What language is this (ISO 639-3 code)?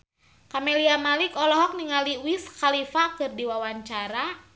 sun